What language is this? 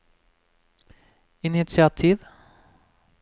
Norwegian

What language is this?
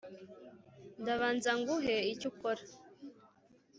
Kinyarwanda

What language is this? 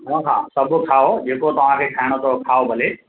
Sindhi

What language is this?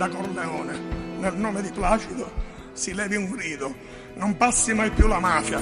Italian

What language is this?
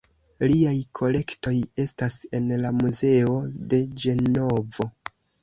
Esperanto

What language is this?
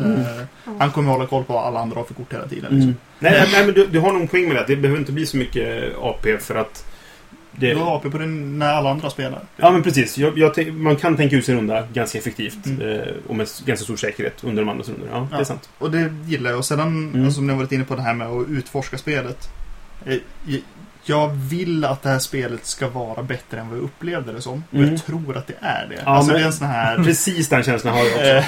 Swedish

